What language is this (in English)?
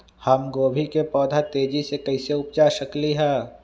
Magahi